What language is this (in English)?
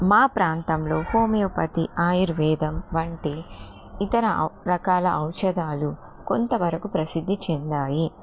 Telugu